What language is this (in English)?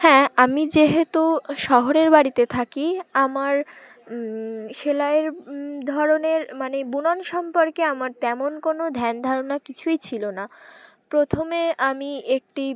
Bangla